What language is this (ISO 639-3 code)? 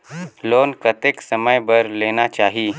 hne